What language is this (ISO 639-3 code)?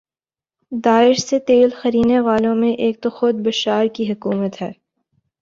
urd